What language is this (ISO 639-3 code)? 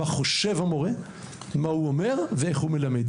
heb